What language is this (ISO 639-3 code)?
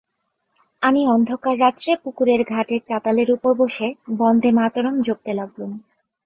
ben